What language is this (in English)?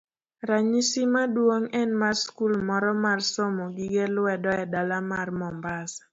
Luo (Kenya and Tanzania)